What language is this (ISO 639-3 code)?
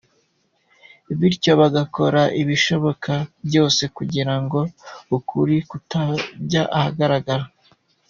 kin